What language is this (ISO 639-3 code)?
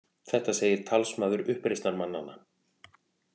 isl